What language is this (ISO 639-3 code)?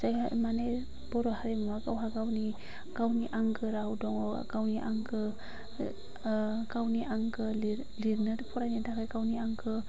brx